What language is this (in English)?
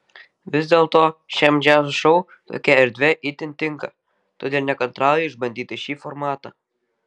Lithuanian